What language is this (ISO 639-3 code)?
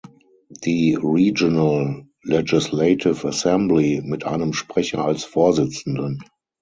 deu